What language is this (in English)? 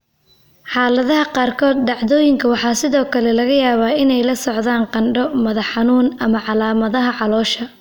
Somali